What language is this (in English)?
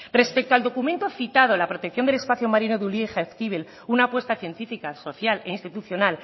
Spanish